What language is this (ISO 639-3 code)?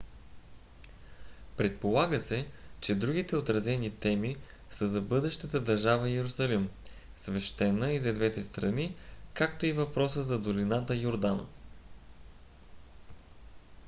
bul